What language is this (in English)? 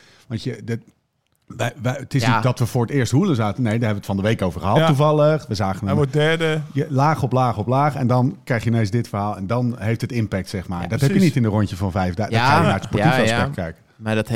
Dutch